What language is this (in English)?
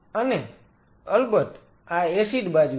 Gujarati